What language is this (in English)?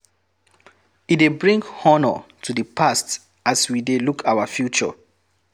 Nigerian Pidgin